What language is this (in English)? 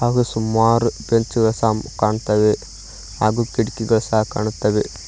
Kannada